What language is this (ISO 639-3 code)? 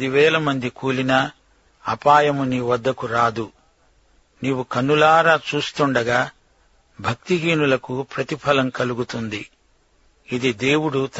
tel